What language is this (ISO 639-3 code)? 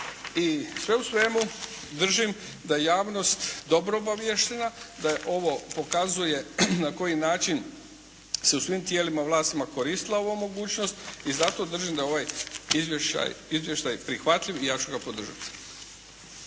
hrv